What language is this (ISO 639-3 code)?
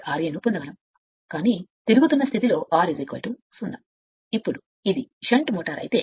tel